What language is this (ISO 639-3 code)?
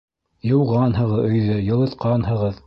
bak